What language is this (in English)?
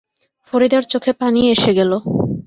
Bangla